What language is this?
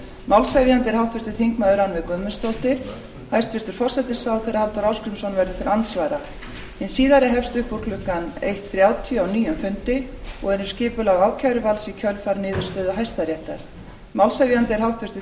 Icelandic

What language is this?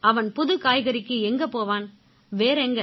Tamil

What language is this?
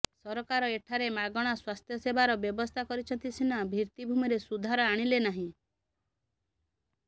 Odia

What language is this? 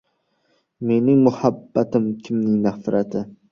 Uzbek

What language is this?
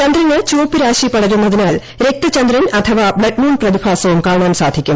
Malayalam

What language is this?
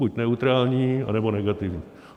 Czech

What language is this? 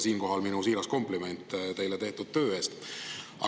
Estonian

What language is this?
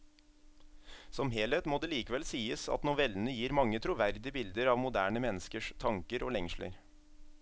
Norwegian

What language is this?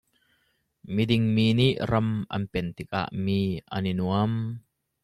Hakha Chin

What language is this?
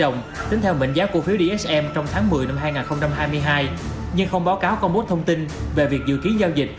Vietnamese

